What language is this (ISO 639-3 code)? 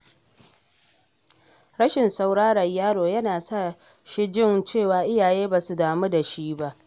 hau